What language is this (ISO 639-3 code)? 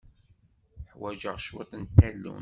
kab